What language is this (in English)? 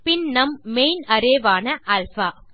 Tamil